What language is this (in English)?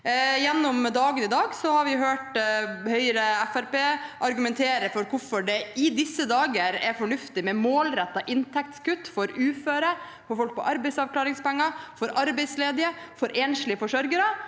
Norwegian